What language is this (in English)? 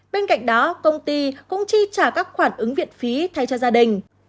Vietnamese